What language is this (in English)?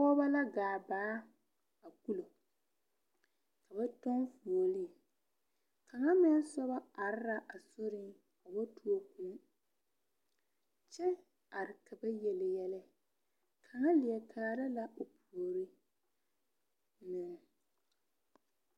Southern Dagaare